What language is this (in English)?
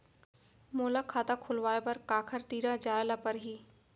Chhattisgarhi